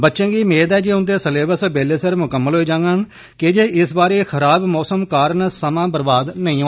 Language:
Dogri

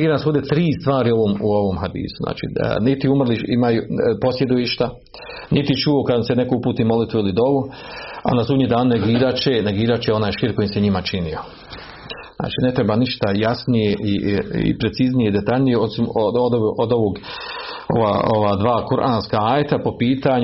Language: Croatian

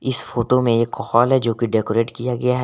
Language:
Hindi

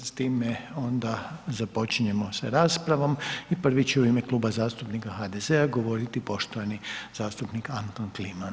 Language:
Croatian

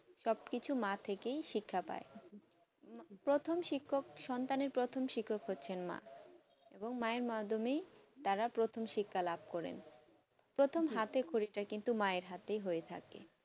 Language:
Bangla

